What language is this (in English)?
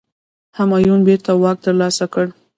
Pashto